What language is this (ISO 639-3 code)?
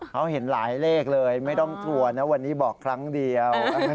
tha